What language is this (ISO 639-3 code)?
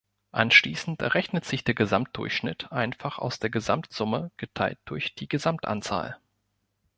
deu